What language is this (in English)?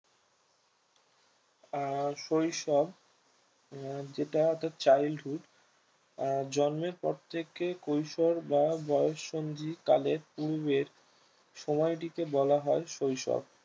Bangla